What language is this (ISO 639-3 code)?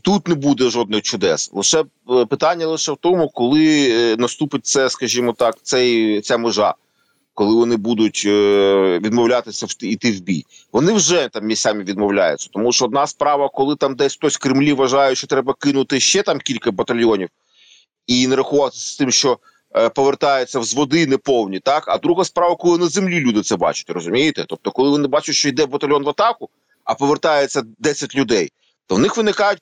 ukr